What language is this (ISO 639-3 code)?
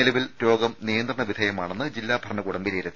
mal